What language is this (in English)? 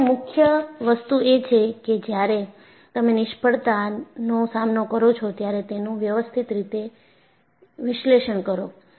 Gujarati